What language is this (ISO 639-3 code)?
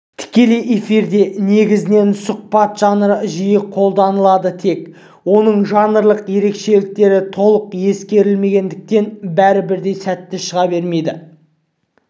kaz